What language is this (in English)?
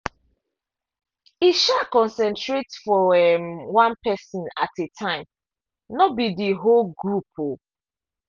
Nigerian Pidgin